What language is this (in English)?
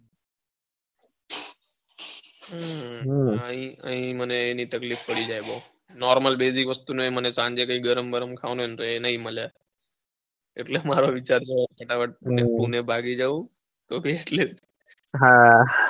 Gujarati